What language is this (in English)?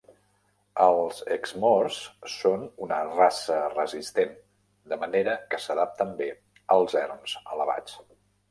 Catalan